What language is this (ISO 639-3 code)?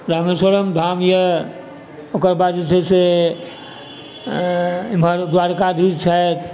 mai